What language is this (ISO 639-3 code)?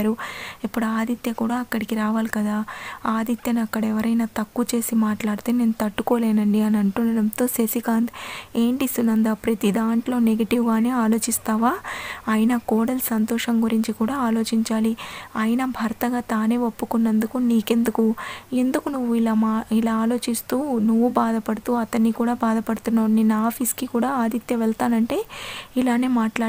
tel